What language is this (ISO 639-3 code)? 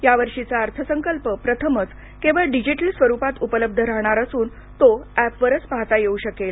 mar